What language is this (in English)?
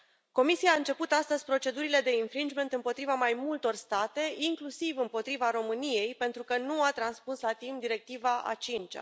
Romanian